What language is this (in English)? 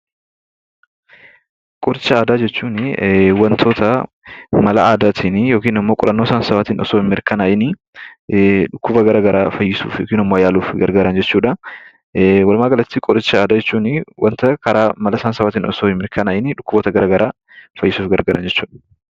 Oromo